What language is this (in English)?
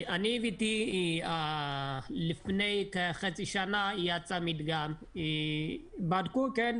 Hebrew